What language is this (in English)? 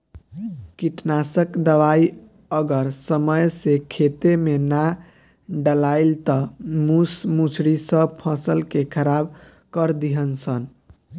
Bhojpuri